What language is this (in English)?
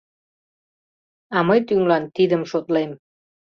Mari